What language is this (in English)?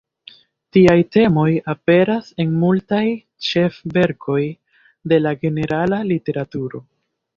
Esperanto